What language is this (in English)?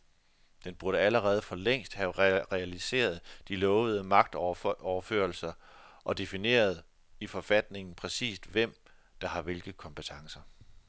Danish